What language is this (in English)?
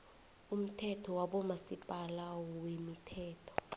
South Ndebele